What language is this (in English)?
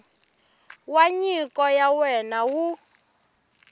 Tsonga